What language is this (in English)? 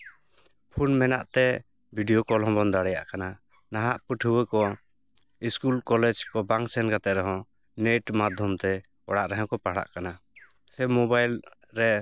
Santali